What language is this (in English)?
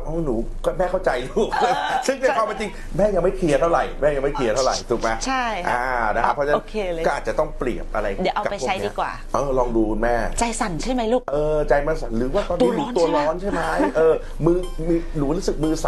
Thai